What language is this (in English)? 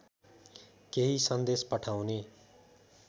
Nepali